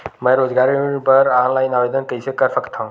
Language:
Chhattisgarhi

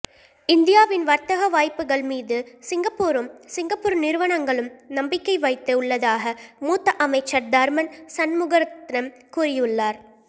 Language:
Tamil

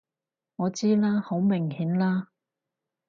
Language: Cantonese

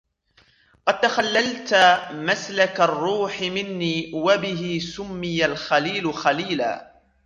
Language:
Arabic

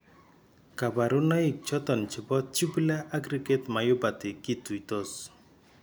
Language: Kalenjin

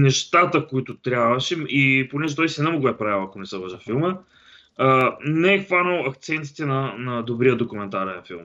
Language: Bulgarian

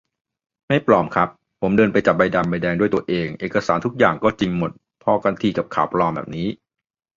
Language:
Thai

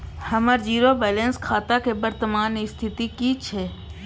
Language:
Maithili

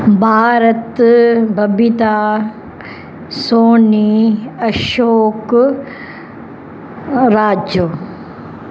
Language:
Sindhi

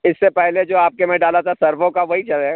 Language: Urdu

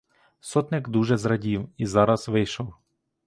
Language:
Ukrainian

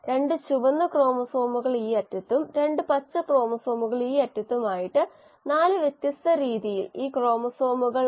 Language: Malayalam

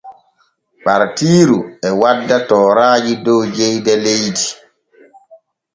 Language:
Borgu Fulfulde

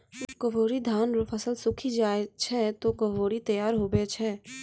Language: Maithili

